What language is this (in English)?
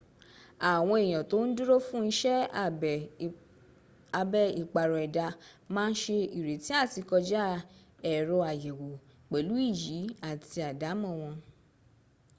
Yoruba